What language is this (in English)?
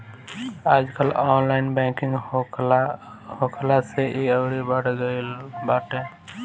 Bhojpuri